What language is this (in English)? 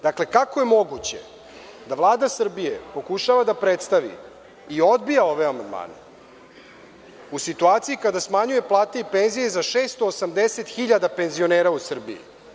Serbian